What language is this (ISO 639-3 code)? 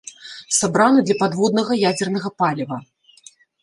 bel